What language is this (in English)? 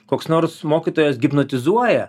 Lithuanian